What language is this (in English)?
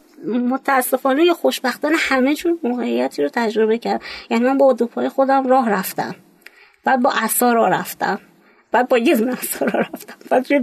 Persian